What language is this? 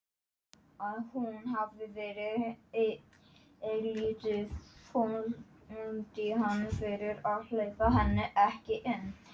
Icelandic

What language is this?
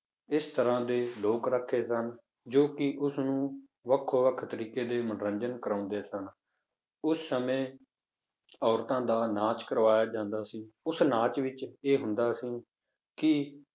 Punjabi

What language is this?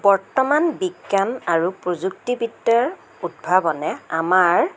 Assamese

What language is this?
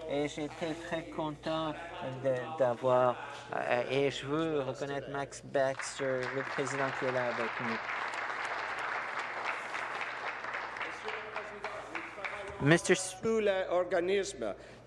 French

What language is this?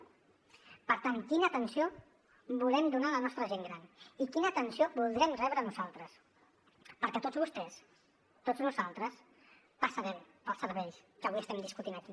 Catalan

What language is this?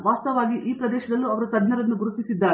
Kannada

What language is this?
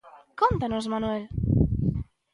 Galician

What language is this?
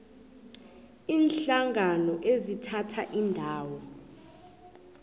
South Ndebele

